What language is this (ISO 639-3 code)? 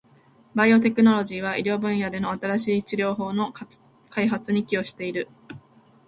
jpn